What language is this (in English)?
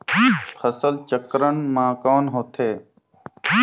Chhattisgarhi